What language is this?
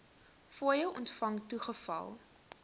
Afrikaans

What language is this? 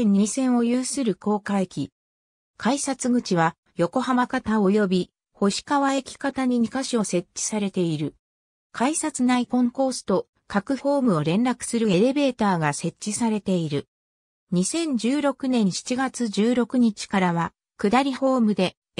Japanese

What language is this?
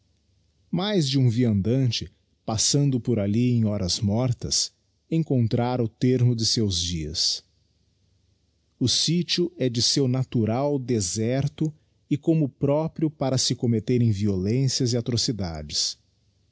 Portuguese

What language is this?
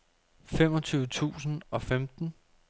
Danish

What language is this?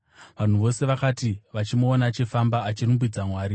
Shona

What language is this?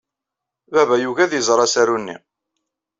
Kabyle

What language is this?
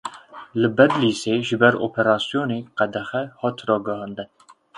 Kurdish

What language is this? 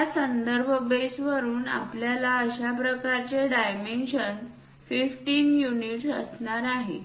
Marathi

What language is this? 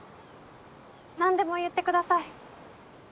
Japanese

